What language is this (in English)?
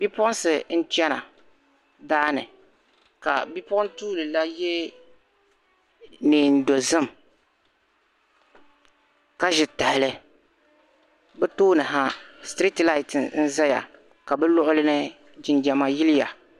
Dagbani